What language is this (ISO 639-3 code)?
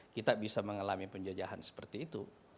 ind